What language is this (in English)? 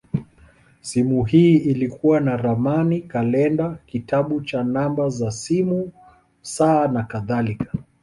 Swahili